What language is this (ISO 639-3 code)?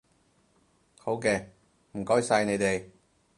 yue